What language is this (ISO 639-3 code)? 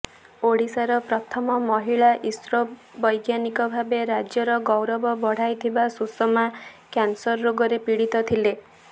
ori